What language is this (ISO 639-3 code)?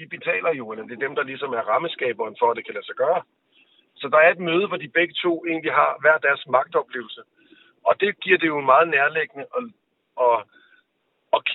dan